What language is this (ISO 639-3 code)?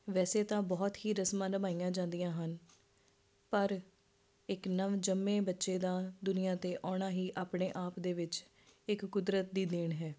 pan